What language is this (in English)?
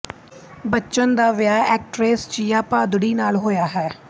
Punjabi